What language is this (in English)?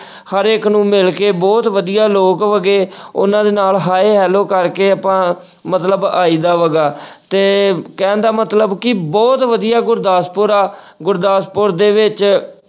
Punjabi